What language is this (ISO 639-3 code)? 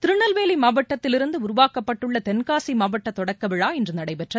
tam